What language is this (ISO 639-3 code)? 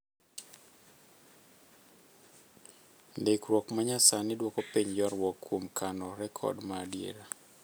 luo